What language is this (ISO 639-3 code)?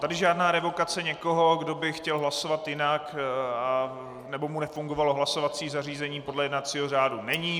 ces